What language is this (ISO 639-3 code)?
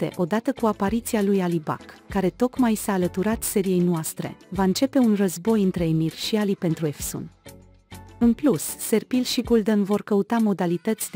ron